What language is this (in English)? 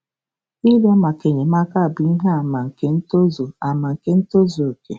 Igbo